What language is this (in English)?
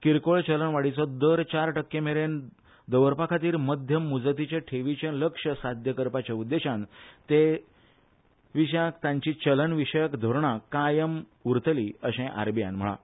Konkani